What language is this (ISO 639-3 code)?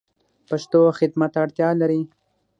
pus